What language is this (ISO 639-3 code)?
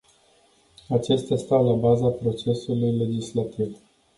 ron